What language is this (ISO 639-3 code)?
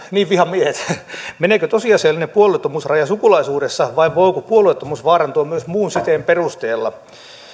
fin